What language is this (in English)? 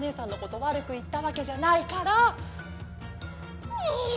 Japanese